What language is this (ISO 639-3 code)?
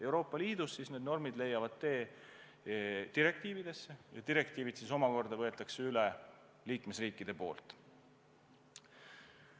est